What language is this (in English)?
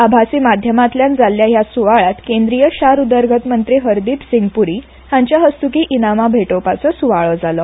Konkani